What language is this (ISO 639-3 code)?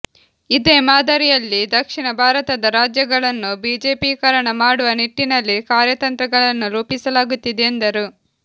kan